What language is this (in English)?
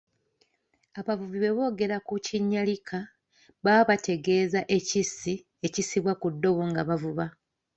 Ganda